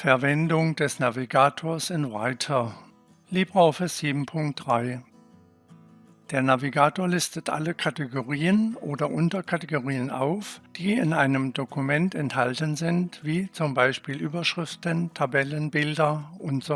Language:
German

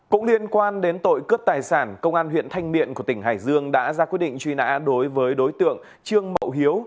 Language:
Vietnamese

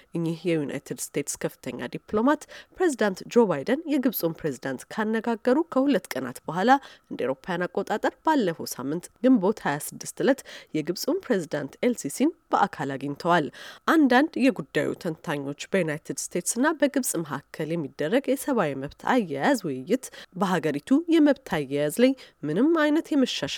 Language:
Amharic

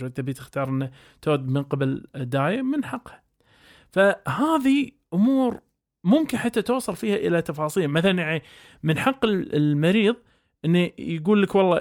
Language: Arabic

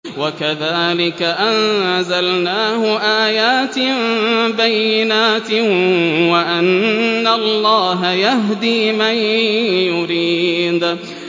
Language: Arabic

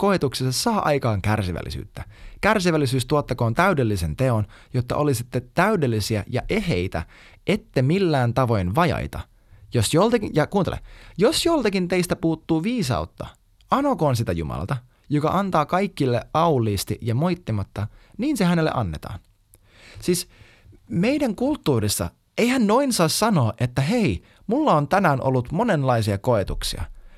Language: Finnish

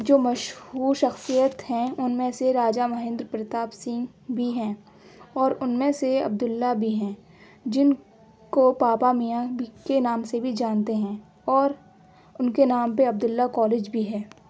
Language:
Urdu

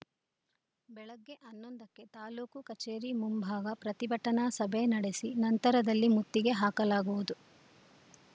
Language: Kannada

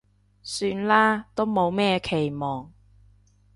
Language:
Cantonese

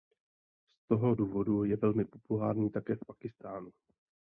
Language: Czech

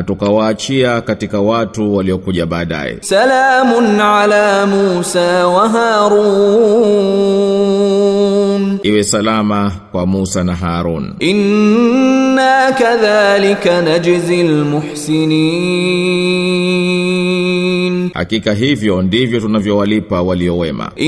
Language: Swahili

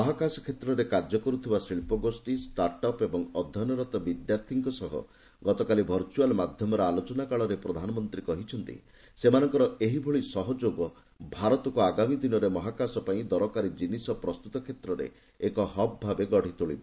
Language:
Odia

